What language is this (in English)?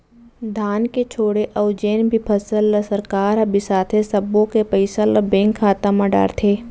Chhattisgarhi